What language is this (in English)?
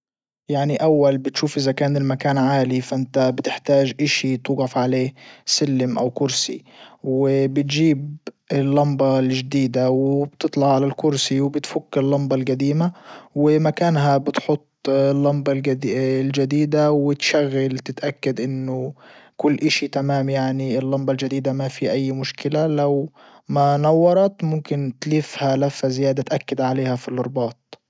Libyan Arabic